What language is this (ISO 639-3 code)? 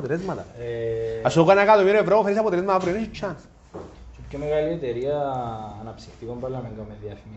ell